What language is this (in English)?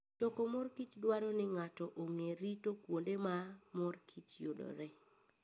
Luo (Kenya and Tanzania)